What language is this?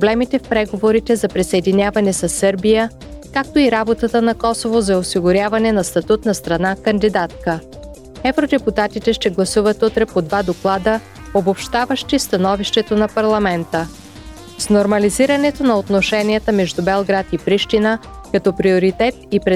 Bulgarian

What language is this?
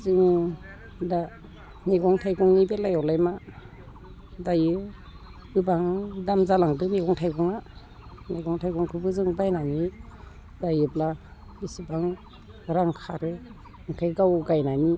Bodo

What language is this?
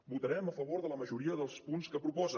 Catalan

